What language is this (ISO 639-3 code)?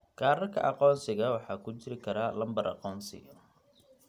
som